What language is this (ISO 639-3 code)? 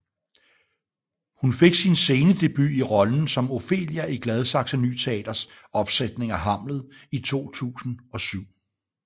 dan